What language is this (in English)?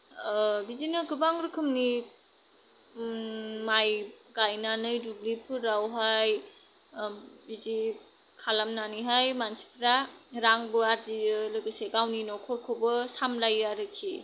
Bodo